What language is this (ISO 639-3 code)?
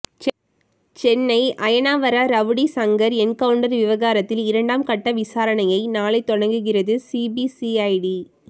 tam